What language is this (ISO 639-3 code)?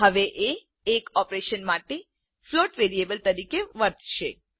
guj